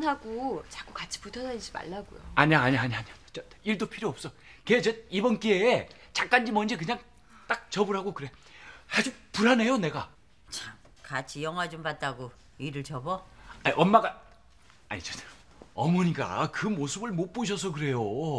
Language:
Korean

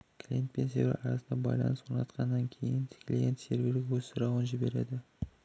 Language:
Kazakh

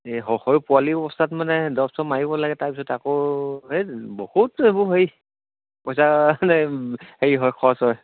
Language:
Assamese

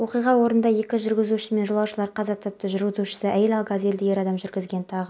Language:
Kazakh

